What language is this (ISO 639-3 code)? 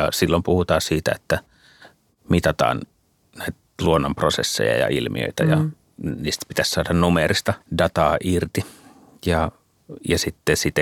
fin